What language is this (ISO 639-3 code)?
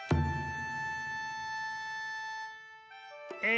jpn